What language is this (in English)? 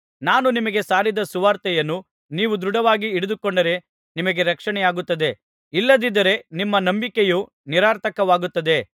Kannada